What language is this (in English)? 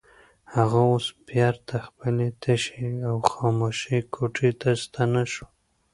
Pashto